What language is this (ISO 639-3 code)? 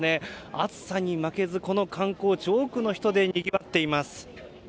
jpn